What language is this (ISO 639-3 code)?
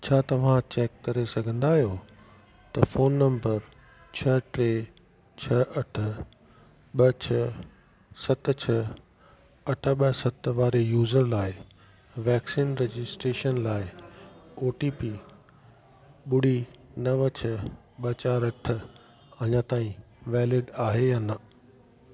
snd